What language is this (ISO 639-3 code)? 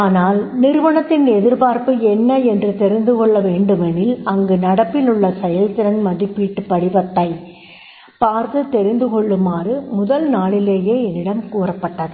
tam